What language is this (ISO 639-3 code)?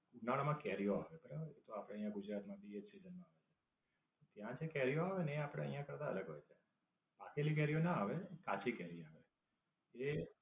guj